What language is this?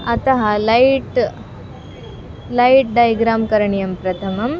Sanskrit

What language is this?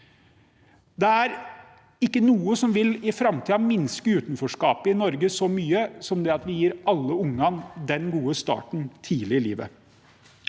Norwegian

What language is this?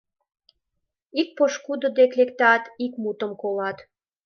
Mari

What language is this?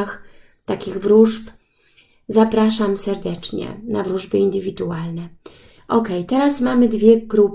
Polish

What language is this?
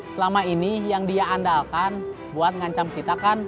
Indonesian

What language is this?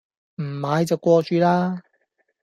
Cantonese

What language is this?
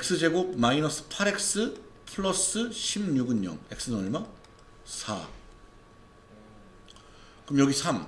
Korean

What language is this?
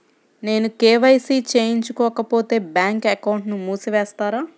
Telugu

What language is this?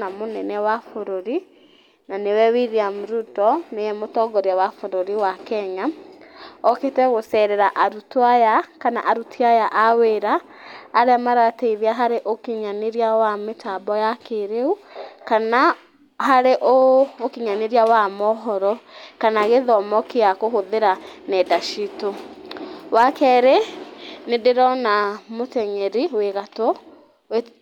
Kikuyu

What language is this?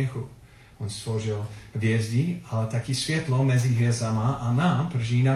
Czech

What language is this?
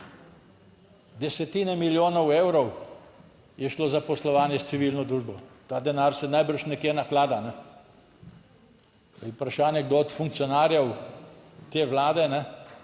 Slovenian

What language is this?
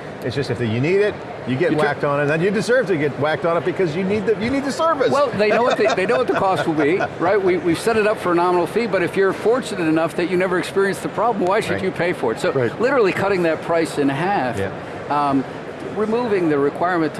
English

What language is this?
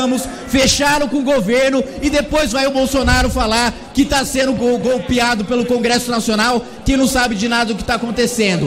Portuguese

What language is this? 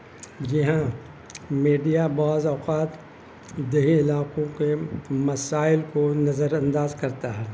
Urdu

